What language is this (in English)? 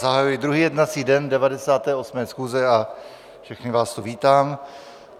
Czech